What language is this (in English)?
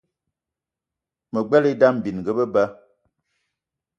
Eton (Cameroon)